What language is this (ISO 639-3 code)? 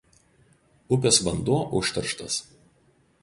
lit